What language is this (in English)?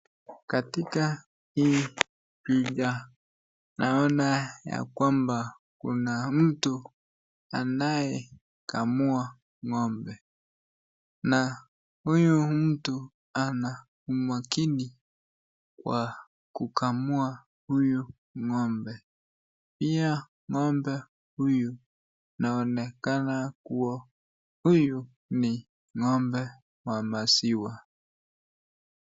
Swahili